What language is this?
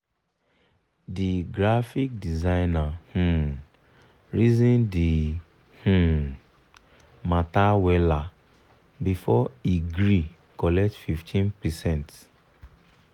Nigerian Pidgin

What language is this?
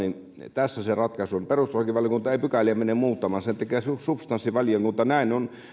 Finnish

